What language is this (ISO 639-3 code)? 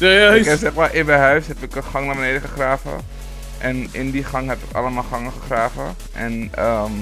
nld